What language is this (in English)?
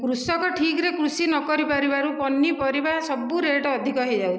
Odia